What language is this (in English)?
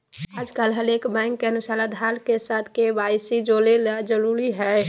Magahi